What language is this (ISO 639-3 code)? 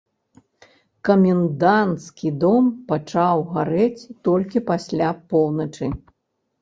bel